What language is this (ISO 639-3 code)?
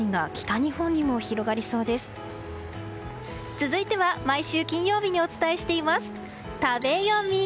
jpn